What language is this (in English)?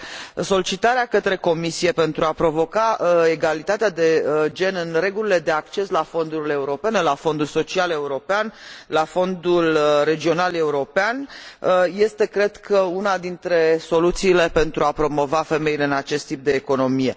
Romanian